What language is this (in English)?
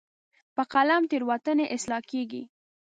Pashto